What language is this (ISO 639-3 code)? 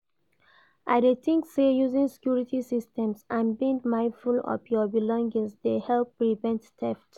pcm